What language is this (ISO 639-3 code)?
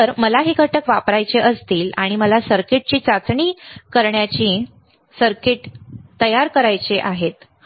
mar